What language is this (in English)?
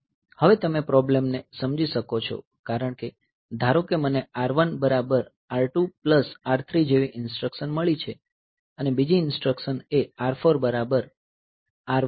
Gujarati